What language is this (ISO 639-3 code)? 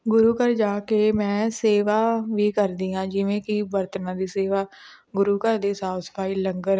pan